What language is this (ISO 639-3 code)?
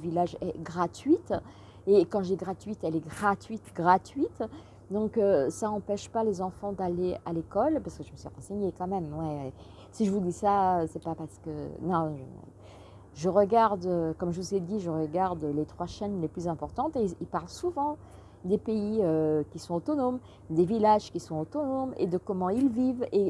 fra